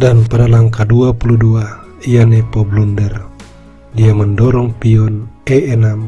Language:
Indonesian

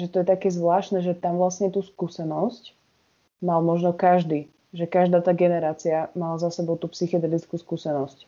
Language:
Slovak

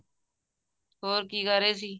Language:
Punjabi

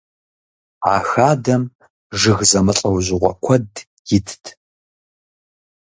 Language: Kabardian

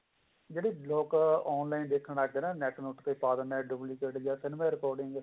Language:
Punjabi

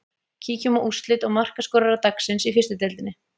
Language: Icelandic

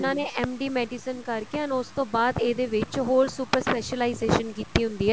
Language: Punjabi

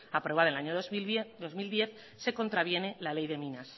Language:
Spanish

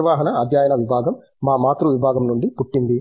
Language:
Telugu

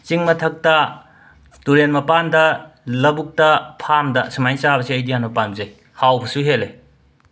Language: Manipuri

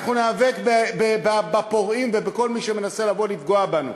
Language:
Hebrew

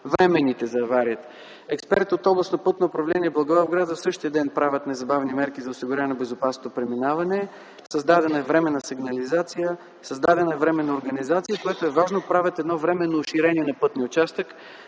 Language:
Bulgarian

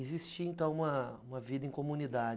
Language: Portuguese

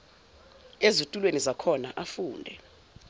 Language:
Zulu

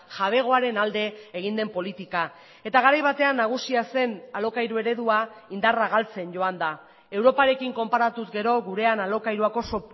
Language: Basque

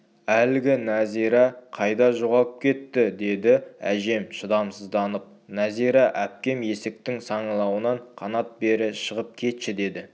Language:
Kazakh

